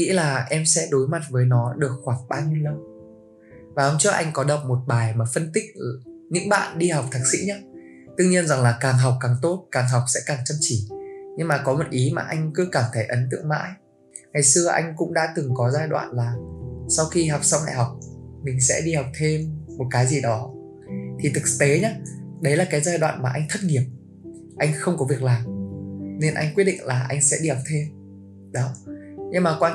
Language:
Vietnamese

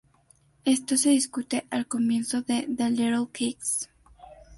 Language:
Spanish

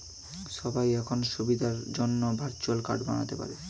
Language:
Bangla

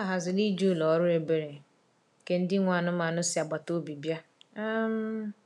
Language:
Igbo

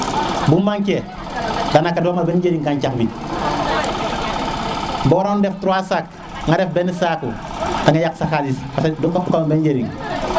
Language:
Serer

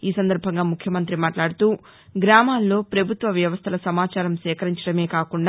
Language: Telugu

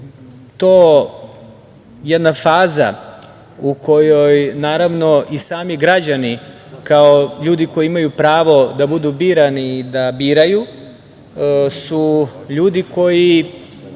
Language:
Serbian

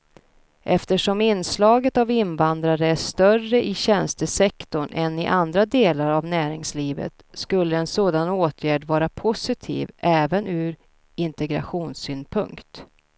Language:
Swedish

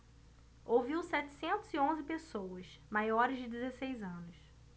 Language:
Portuguese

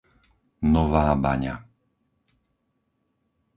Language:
Slovak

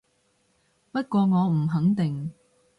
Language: Cantonese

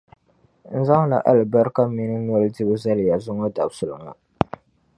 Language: Dagbani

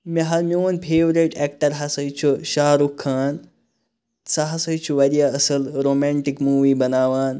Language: Kashmiri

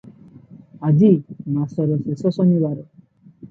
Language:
Odia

